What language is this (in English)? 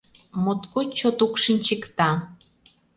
Mari